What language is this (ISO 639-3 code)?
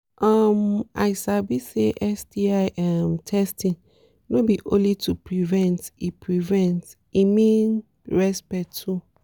pcm